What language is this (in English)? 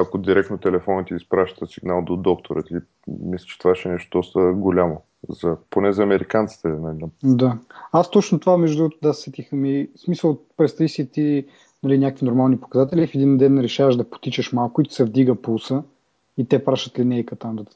Bulgarian